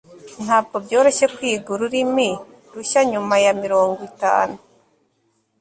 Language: Kinyarwanda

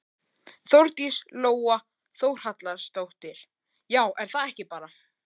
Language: Icelandic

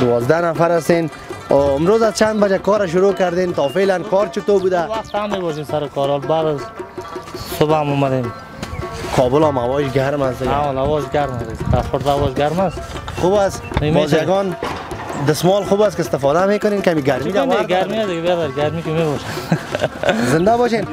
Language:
Persian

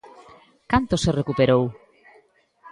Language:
Galician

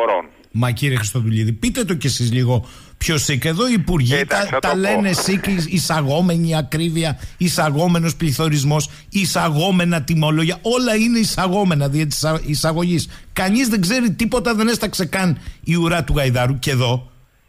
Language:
Greek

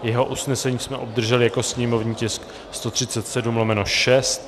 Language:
Czech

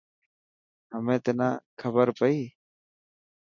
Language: Dhatki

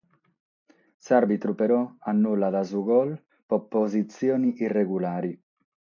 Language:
Sardinian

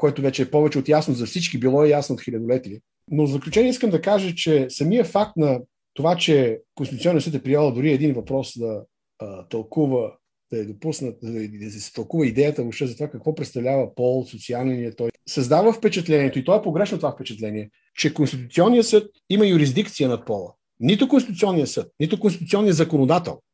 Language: Bulgarian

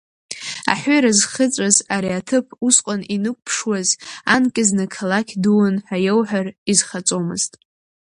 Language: Abkhazian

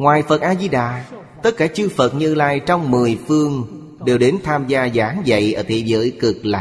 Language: Vietnamese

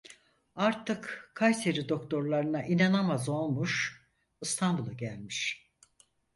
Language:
Turkish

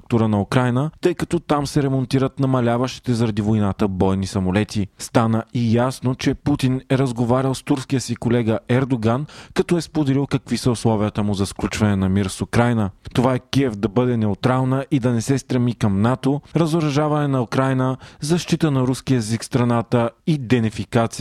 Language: Bulgarian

